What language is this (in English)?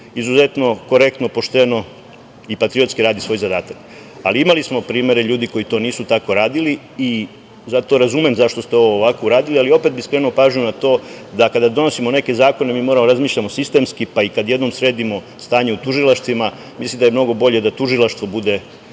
Serbian